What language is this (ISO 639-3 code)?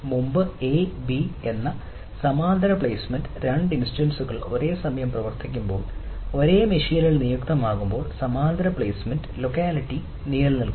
mal